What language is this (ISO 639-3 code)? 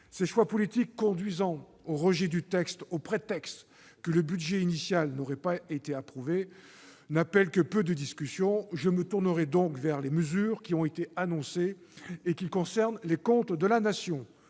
fra